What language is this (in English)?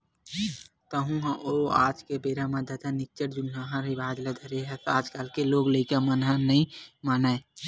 Chhattisgarhi